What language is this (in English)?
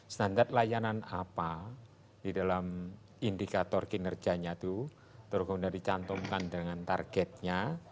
Indonesian